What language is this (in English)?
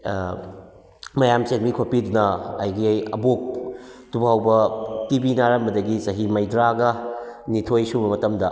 Manipuri